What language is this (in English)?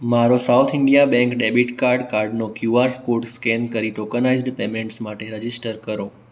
Gujarati